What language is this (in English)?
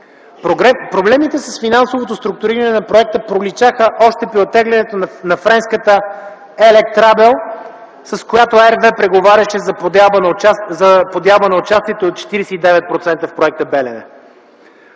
Bulgarian